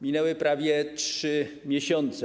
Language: Polish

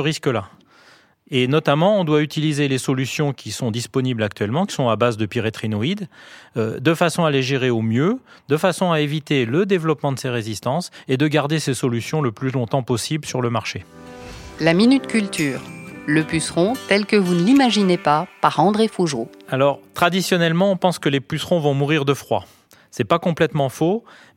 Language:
French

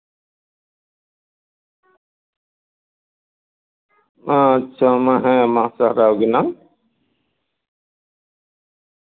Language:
Santali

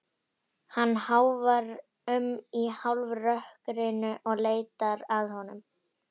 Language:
Icelandic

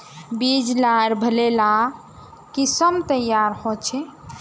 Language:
Magahi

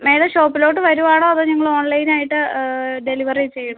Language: Malayalam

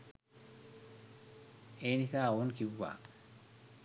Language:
Sinhala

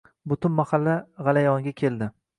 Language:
Uzbek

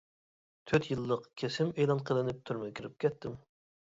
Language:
Uyghur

